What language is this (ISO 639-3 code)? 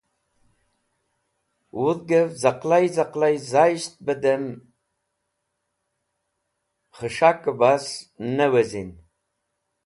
wbl